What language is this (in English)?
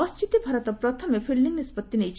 Odia